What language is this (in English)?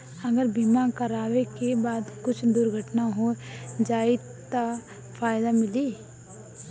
Bhojpuri